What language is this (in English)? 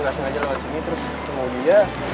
Indonesian